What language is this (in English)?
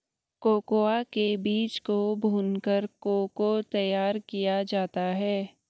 Hindi